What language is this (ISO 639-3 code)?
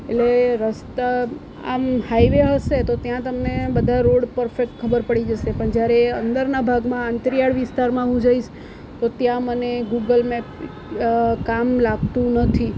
guj